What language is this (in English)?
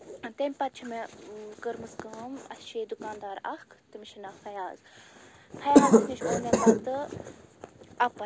Kashmiri